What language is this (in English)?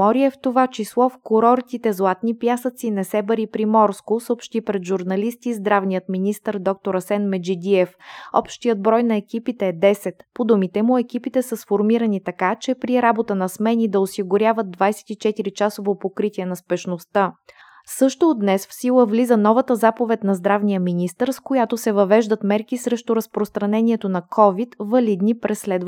Bulgarian